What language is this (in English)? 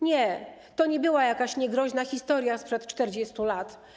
Polish